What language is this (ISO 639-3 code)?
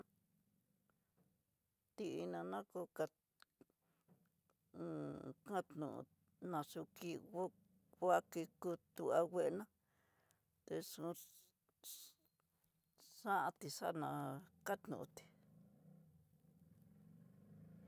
mtx